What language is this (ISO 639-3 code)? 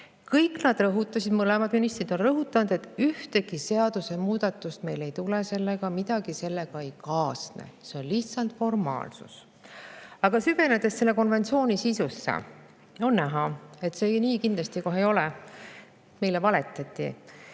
est